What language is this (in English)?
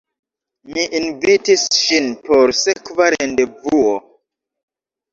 Esperanto